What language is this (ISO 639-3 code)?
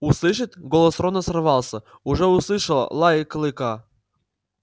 rus